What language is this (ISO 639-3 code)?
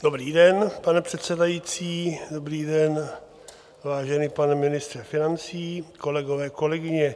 ces